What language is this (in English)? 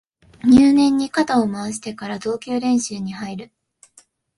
Japanese